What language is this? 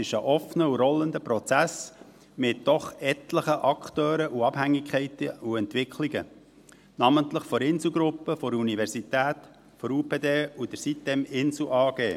Swiss German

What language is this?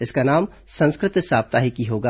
Hindi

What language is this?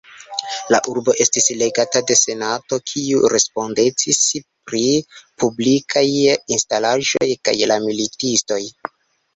Esperanto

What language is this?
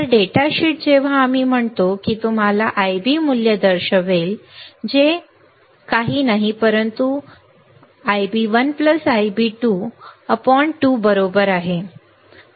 Marathi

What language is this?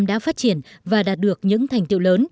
Vietnamese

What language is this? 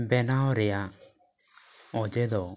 Santali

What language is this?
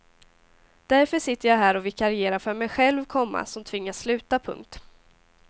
Swedish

